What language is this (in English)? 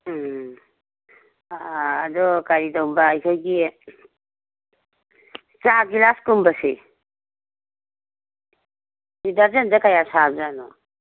Manipuri